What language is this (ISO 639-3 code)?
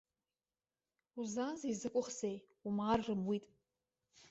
abk